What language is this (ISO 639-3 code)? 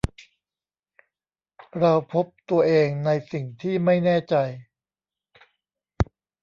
tha